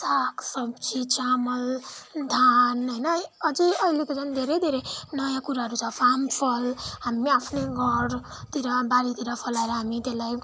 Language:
Nepali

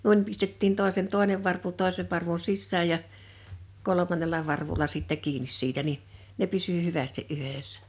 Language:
Finnish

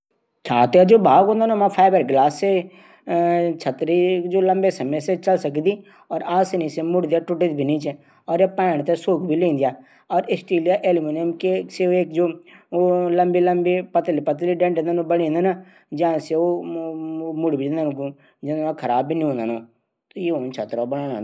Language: Garhwali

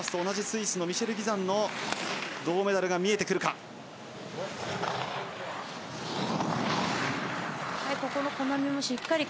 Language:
Japanese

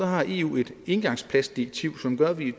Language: Danish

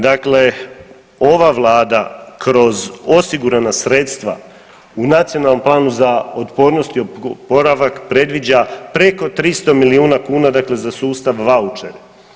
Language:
Croatian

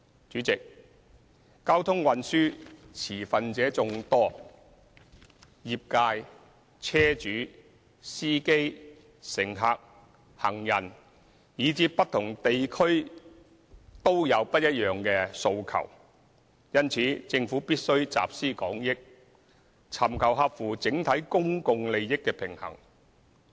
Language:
Cantonese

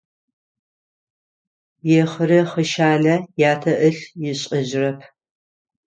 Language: Adyghe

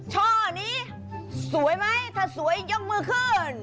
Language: Thai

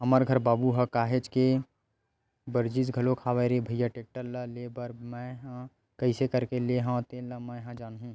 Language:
Chhattisgarhi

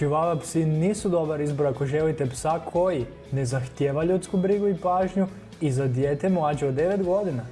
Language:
Croatian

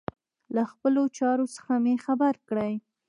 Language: Pashto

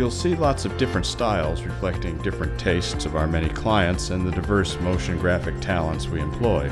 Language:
English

